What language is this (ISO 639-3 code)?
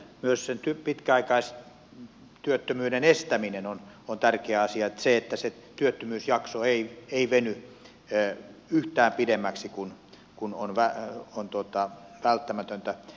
fin